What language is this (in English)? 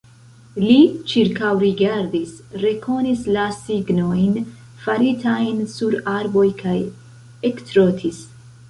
Esperanto